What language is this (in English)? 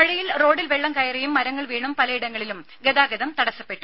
Malayalam